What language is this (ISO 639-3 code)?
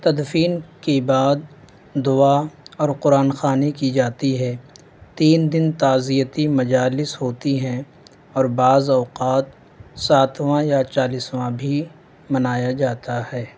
urd